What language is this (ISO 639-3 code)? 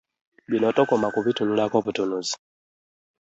lug